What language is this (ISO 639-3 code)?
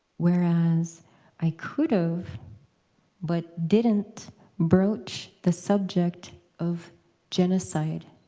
eng